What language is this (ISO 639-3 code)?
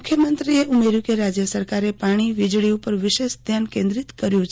guj